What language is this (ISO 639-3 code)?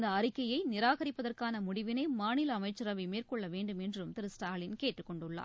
tam